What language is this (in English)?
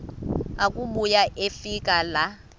Xhosa